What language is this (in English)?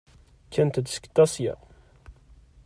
Kabyle